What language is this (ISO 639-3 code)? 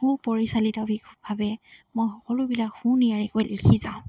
asm